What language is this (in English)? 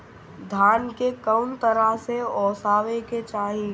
Bhojpuri